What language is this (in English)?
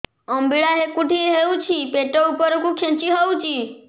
Odia